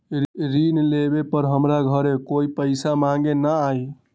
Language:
Magahi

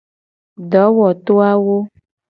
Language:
Gen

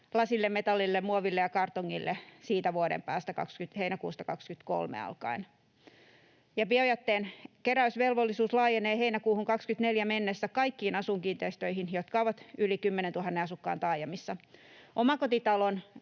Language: Finnish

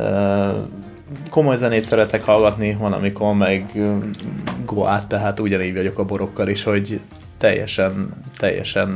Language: Hungarian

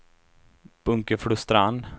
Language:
Swedish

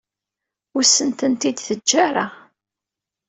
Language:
Kabyle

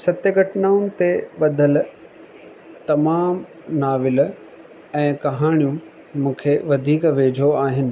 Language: Sindhi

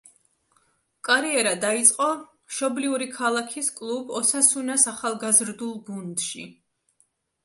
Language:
Georgian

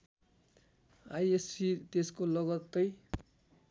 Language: Nepali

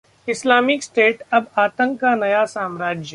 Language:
Hindi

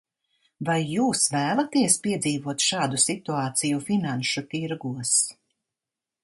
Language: Latvian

